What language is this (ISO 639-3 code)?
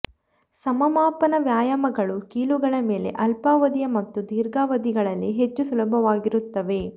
kan